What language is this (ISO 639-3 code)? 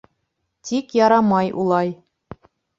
bak